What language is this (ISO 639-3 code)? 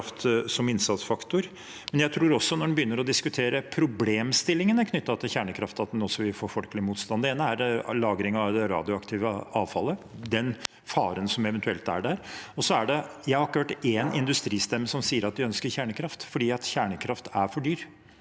nor